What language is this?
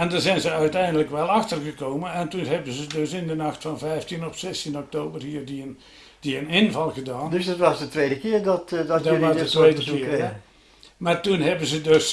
Dutch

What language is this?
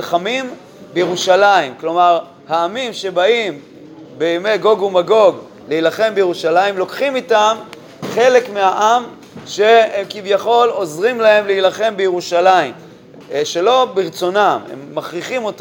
Hebrew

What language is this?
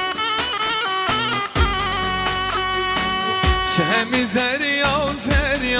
Arabic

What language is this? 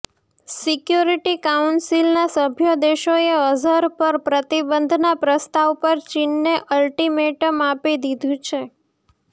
Gujarati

